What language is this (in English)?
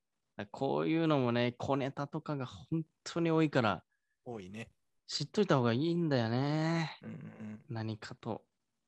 Japanese